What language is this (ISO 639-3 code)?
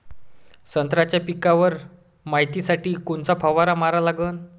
mar